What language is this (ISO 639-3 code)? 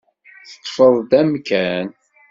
kab